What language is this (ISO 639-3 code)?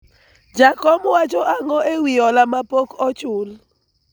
luo